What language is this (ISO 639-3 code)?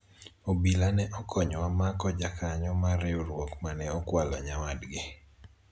luo